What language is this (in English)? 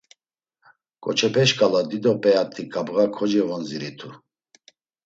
Laz